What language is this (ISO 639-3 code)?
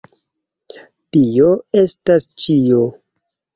epo